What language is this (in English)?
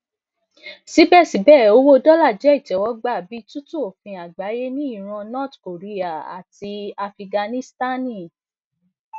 Yoruba